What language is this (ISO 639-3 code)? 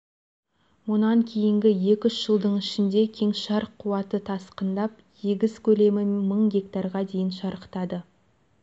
kaz